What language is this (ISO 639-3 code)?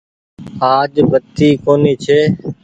gig